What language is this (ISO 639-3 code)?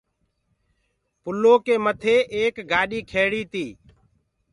ggg